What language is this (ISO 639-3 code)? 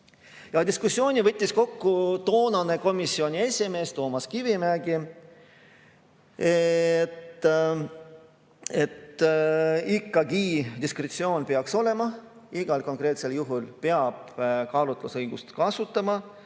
est